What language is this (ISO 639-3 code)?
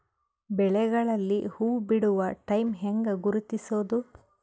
kan